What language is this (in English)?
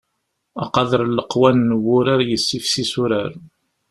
Kabyle